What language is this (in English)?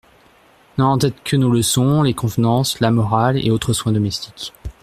French